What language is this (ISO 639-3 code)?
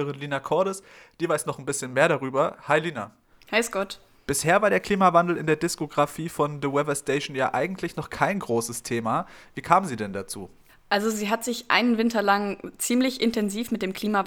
deu